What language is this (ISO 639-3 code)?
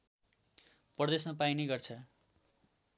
nep